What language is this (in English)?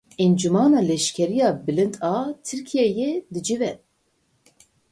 Kurdish